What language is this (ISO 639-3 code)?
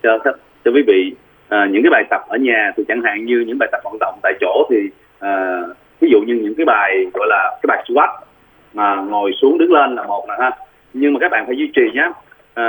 vie